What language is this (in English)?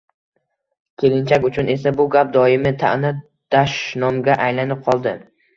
Uzbek